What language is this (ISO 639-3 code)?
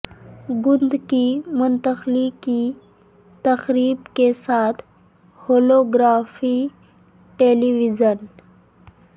urd